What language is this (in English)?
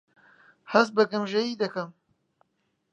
Central Kurdish